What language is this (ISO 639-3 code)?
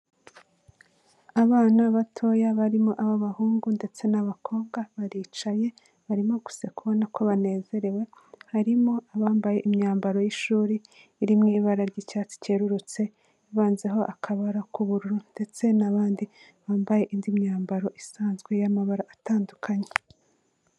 kin